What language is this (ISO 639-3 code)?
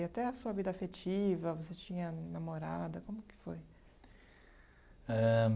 por